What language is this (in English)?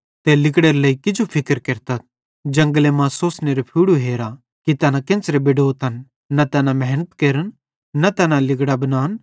Bhadrawahi